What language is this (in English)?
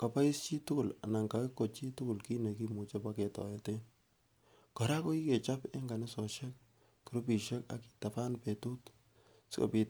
Kalenjin